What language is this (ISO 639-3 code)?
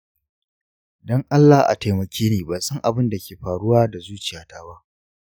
hau